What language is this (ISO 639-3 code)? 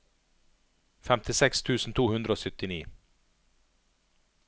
nor